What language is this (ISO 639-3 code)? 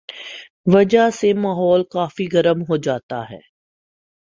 urd